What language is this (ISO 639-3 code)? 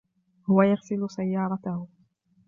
ara